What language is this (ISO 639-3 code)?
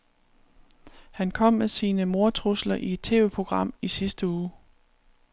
dan